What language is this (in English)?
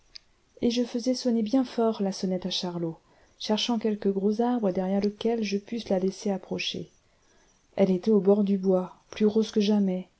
French